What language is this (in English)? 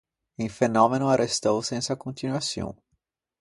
Ligurian